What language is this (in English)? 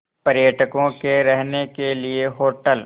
Hindi